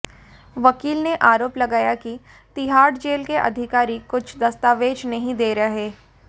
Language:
Hindi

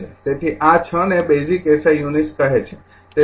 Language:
Gujarati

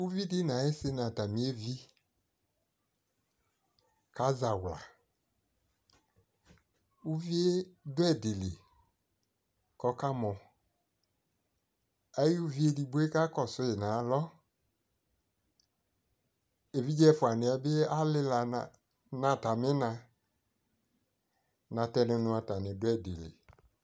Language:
Ikposo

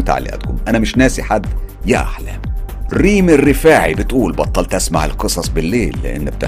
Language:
Arabic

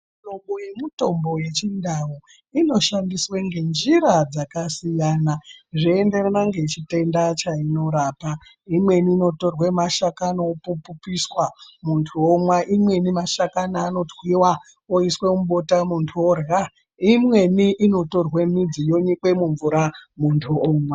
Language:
Ndau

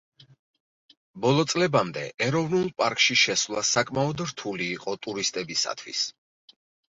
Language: Georgian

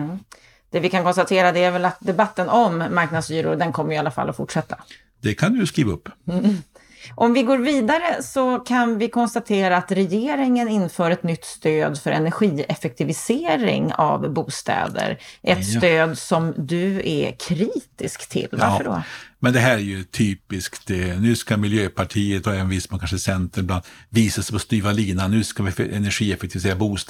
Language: Swedish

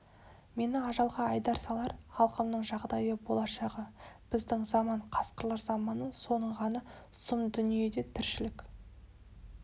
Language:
Kazakh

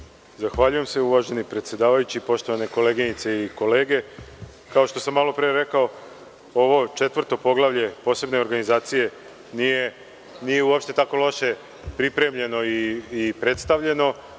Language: Serbian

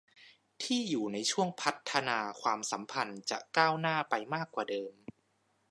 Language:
Thai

